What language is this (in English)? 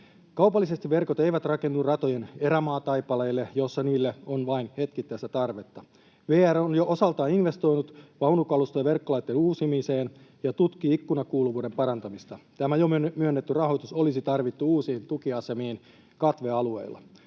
Finnish